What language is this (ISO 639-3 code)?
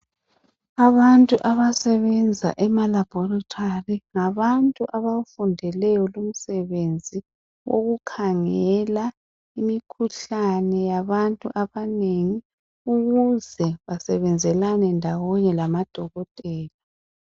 nde